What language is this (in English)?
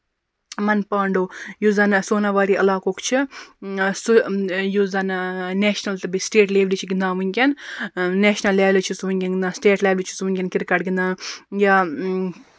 Kashmiri